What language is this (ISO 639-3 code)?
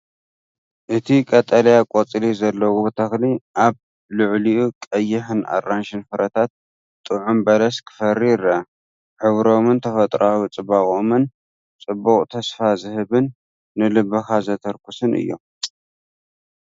tir